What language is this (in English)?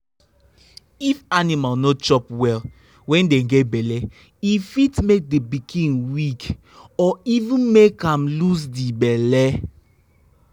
Nigerian Pidgin